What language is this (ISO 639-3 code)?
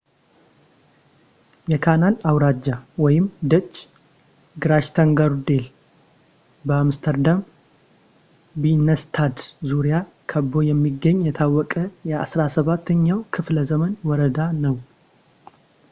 amh